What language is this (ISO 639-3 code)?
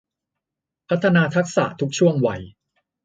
tha